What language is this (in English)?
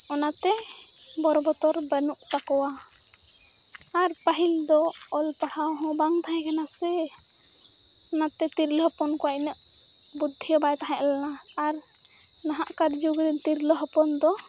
Santali